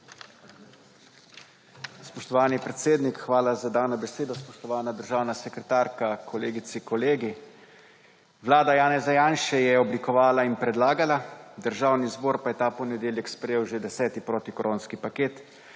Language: Slovenian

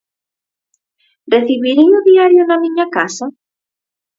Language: Galician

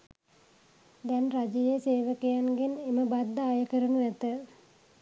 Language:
Sinhala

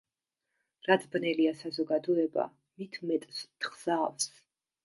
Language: Georgian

